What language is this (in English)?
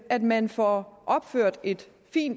Danish